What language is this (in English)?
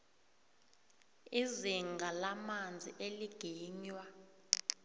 South Ndebele